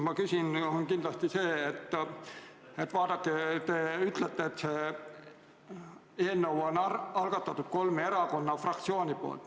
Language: Estonian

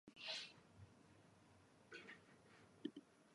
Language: English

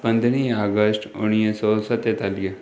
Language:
Sindhi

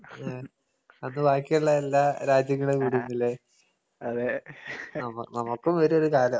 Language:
Malayalam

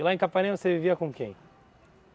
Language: Portuguese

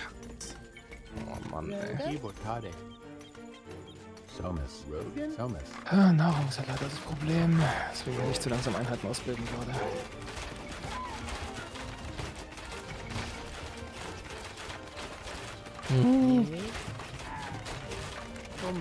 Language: German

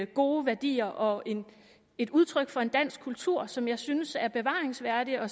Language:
Danish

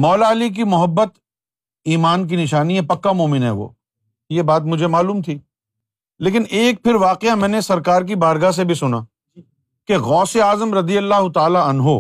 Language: Urdu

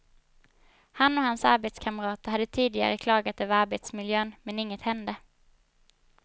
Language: Swedish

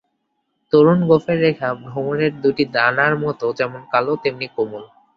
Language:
Bangla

